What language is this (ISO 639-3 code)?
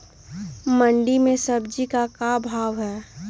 mag